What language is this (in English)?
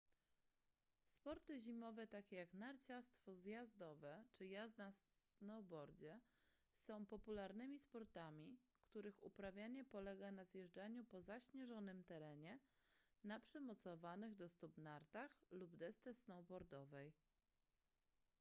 Polish